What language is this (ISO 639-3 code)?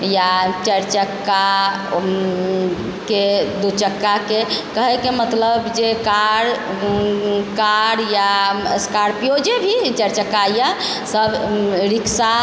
mai